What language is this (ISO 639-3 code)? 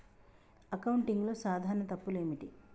tel